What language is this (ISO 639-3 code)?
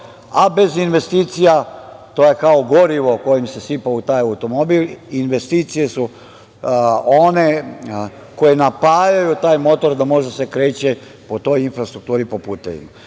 srp